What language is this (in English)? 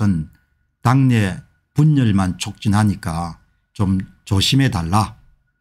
Korean